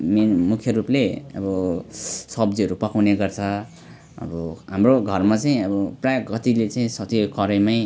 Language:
Nepali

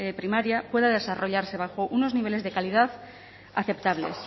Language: Spanish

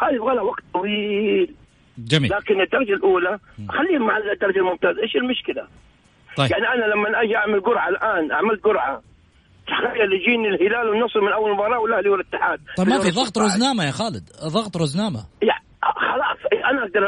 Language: Arabic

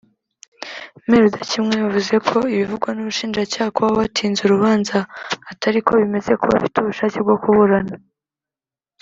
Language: Kinyarwanda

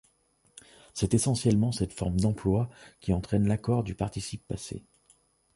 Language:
French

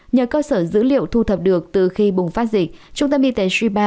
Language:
Vietnamese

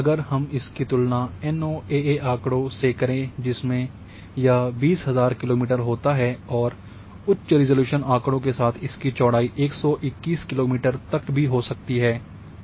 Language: Hindi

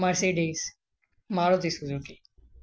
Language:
Sindhi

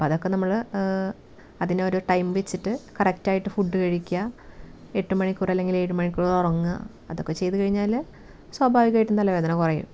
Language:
Malayalam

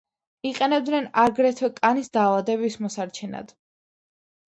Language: Georgian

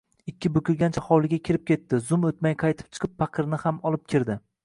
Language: Uzbek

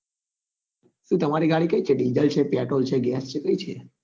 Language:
Gujarati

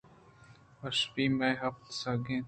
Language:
Eastern Balochi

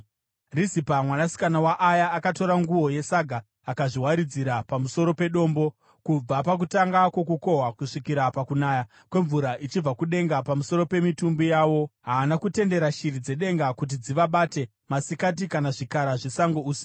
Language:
Shona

